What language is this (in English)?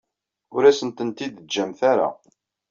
Kabyle